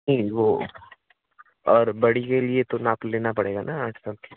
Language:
Hindi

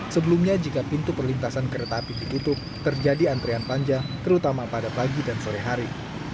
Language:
Indonesian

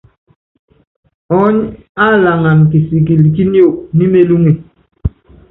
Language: Yangben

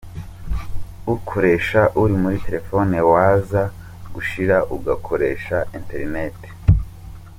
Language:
Kinyarwanda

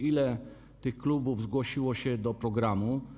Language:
Polish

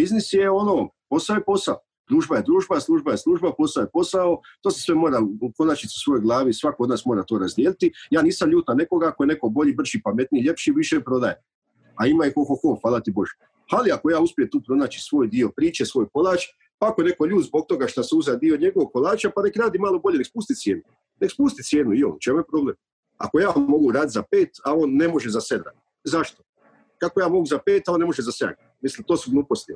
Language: Croatian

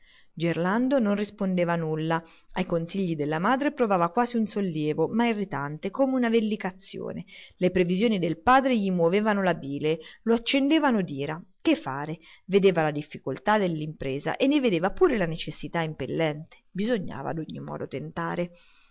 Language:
Italian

